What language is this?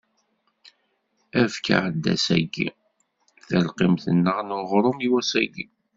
Kabyle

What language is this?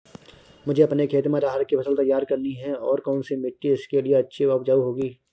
Hindi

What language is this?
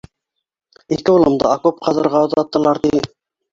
Bashkir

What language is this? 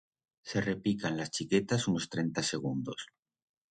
Aragonese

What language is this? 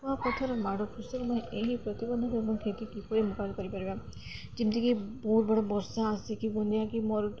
Odia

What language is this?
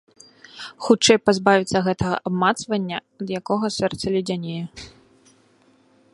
Belarusian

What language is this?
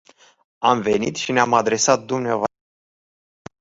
Romanian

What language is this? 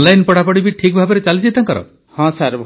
Odia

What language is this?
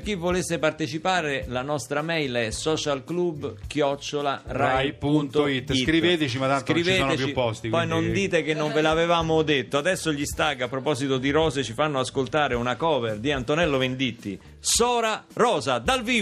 Italian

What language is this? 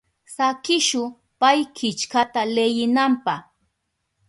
Southern Pastaza Quechua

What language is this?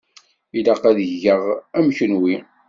Kabyle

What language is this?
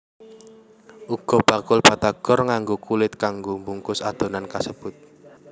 Javanese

